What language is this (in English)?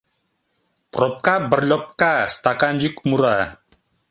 Mari